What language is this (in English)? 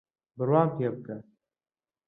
Central Kurdish